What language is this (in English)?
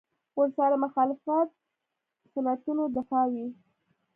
Pashto